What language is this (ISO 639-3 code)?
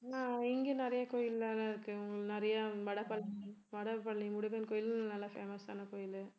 tam